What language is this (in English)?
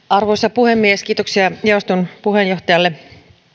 Finnish